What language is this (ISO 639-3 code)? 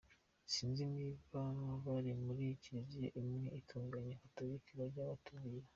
kin